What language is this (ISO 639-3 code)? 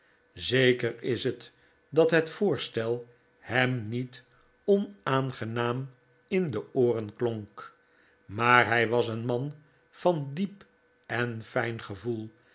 nld